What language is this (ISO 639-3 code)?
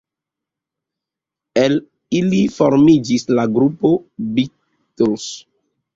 epo